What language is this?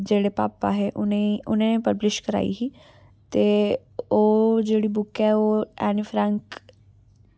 Dogri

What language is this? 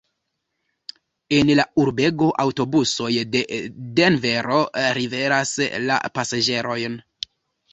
Esperanto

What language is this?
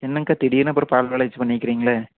Tamil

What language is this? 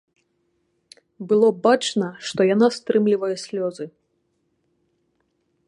Belarusian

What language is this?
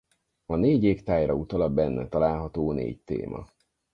Hungarian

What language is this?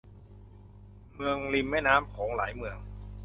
Thai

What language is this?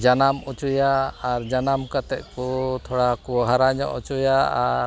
Santali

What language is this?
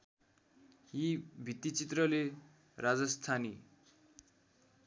Nepali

